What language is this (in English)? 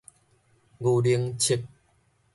Min Nan Chinese